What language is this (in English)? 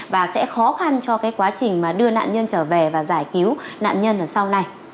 Vietnamese